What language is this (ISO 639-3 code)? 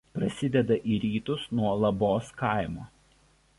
lit